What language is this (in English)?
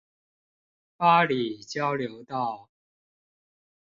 Chinese